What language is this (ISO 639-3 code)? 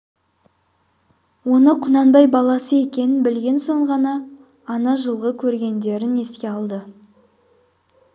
kaz